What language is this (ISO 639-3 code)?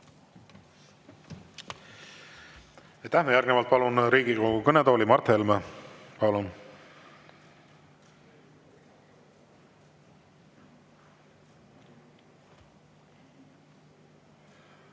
est